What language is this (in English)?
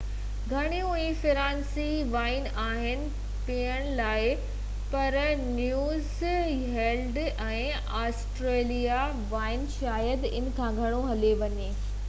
Sindhi